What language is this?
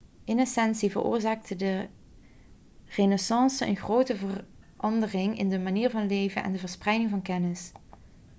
Dutch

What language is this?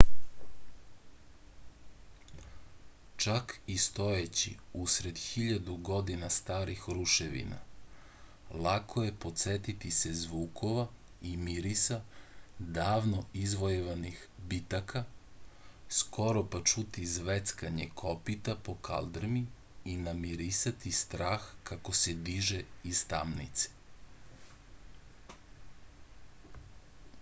Serbian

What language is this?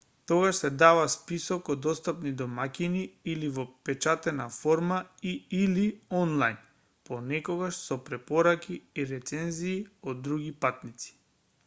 Macedonian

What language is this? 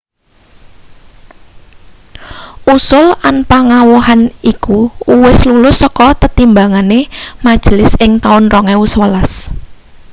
Javanese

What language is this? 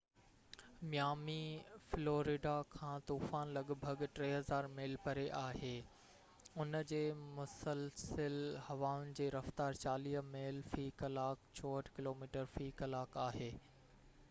Sindhi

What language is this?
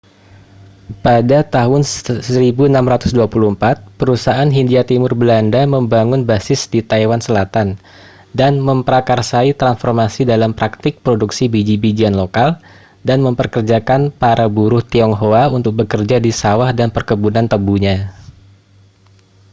Indonesian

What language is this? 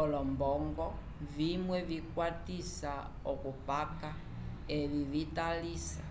Umbundu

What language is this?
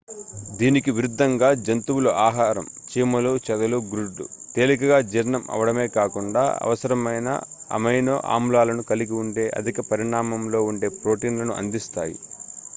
Telugu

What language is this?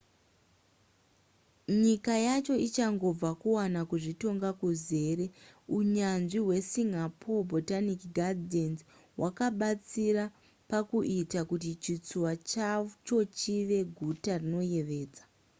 Shona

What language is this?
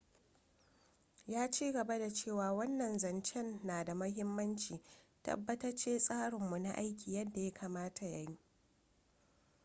Hausa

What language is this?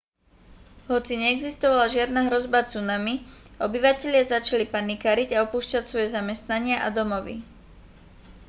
Slovak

